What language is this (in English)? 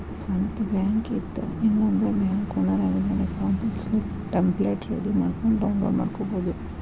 Kannada